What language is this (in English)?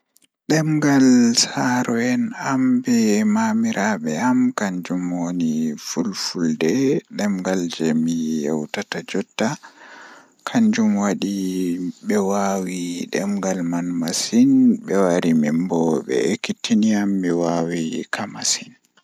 Fula